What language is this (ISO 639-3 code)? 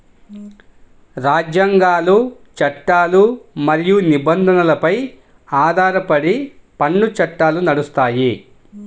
tel